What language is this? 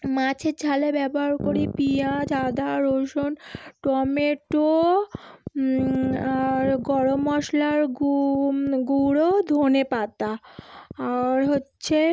Bangla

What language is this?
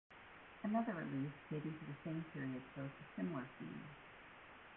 English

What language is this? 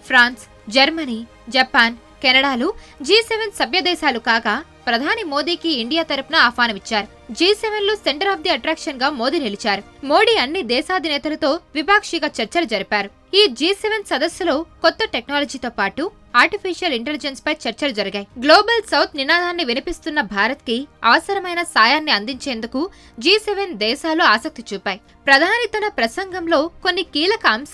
Telugu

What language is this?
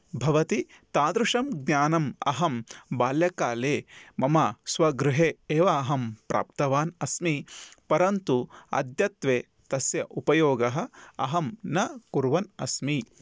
Sanskrit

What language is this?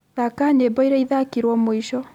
Kikuyu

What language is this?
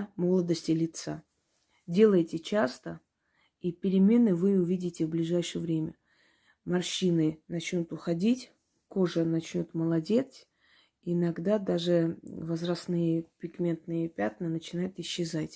Russian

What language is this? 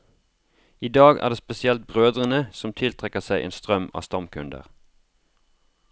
Norwegian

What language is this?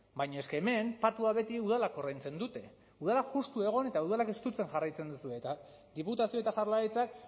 Basque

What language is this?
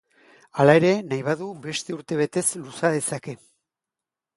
Basque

